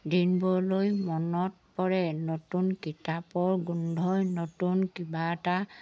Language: Assamese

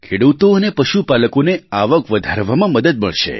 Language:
Gujarati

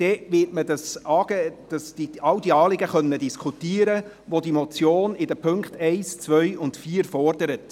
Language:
Swiss German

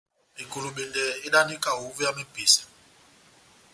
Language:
Batanga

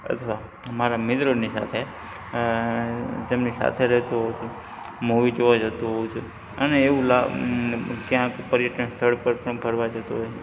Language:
Gujarati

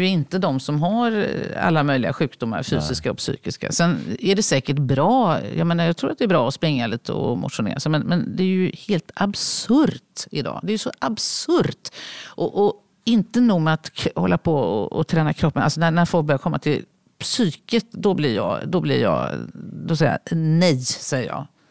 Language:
Swedish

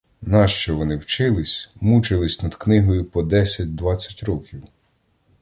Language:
Ukrainian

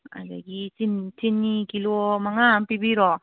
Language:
Manipuri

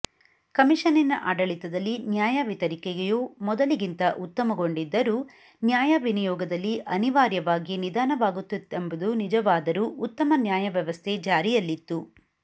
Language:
Kannada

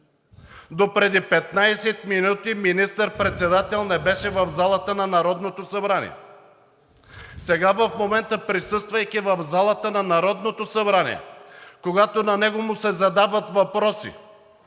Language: Bulgarian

